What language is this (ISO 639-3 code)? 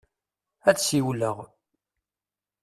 kab